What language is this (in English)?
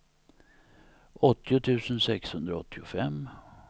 Swedish